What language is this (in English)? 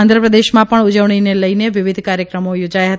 Gujarati